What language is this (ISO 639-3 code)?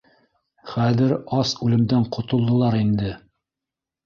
bak